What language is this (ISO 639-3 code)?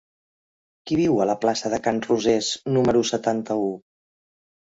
cat